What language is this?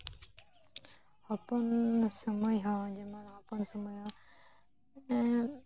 Santali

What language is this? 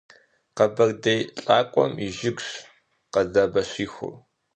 Kabardian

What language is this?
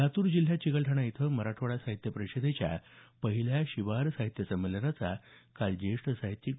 Marathi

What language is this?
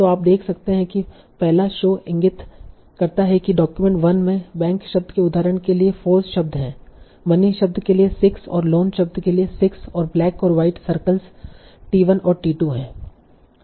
Hindi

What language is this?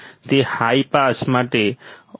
Gujarati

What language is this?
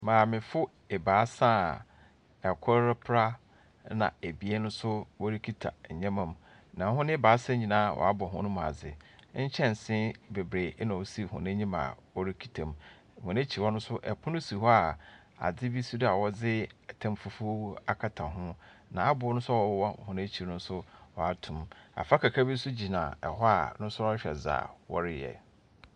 Akan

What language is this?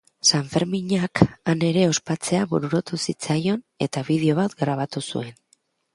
Basque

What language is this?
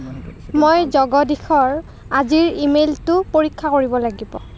Assamese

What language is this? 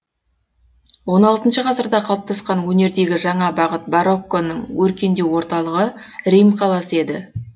Kazakh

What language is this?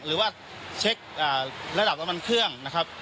Thai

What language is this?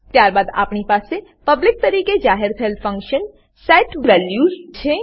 Gujarati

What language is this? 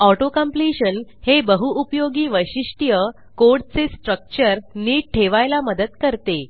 Marathi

